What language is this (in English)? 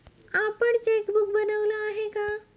Marathi